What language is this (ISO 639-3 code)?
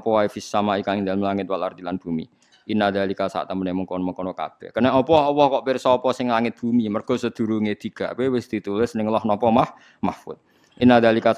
ind